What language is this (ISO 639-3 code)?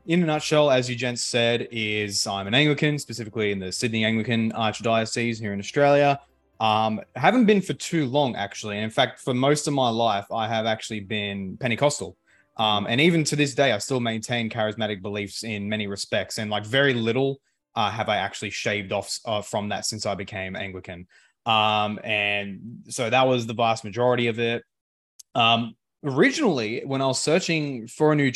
eng